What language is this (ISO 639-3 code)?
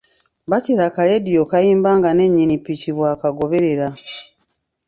lug